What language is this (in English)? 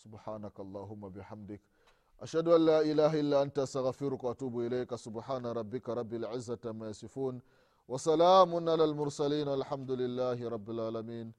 Swahili